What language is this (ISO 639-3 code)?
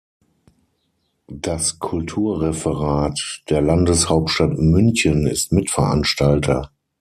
deu